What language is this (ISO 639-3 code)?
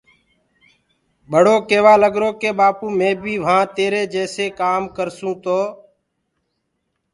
ggg